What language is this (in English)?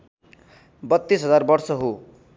Nepali